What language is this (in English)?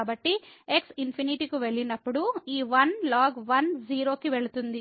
Telugu